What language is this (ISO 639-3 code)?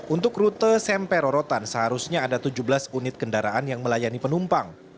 ind